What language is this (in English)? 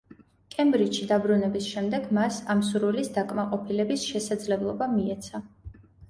Georgian